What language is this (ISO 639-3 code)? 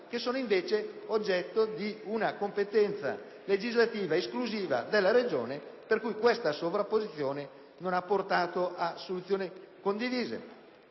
ita